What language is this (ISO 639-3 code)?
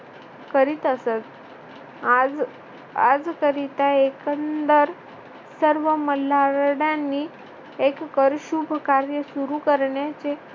mar